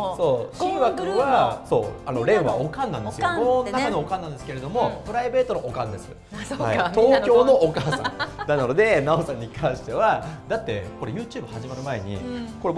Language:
Japanese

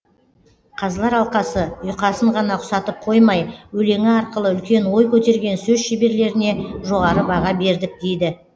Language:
Kazakh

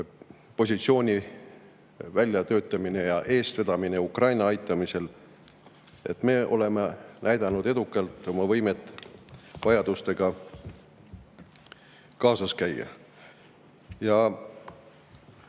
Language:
Estonian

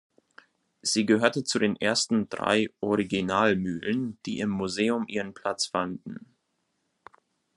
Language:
German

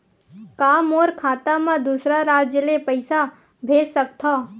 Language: Chhattisgarhi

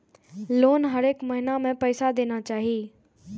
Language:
Maithili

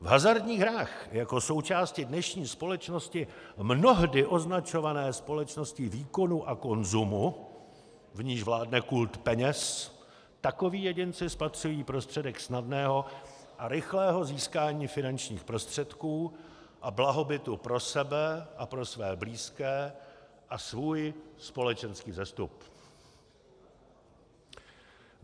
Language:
Czech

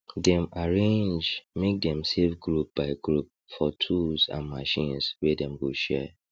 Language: Nigerian Pidgin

